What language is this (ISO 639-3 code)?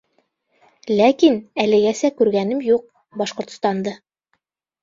bak